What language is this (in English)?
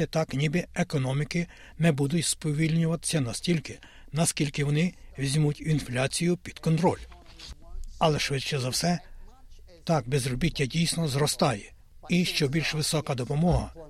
Ukrainian